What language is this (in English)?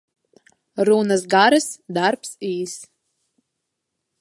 Latvian